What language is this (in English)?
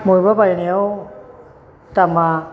Bodo